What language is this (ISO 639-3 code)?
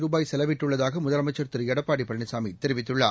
tam